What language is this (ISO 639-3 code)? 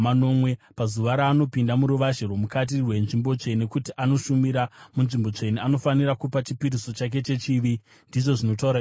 sna